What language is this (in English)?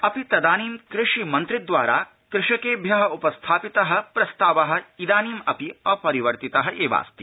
Sanskrit